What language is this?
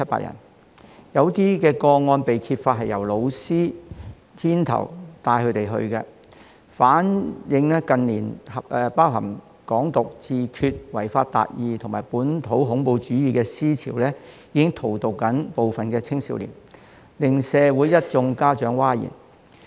Cantonese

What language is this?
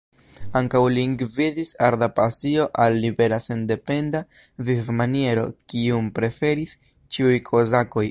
Esperanto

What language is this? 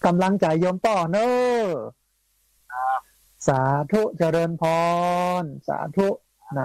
Thai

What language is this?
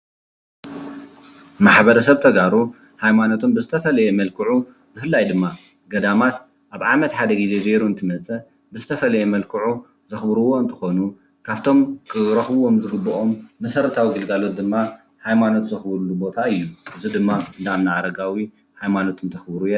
Tigrinya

